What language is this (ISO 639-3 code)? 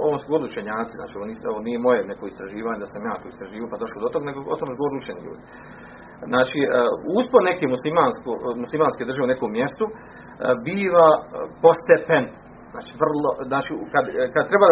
hrv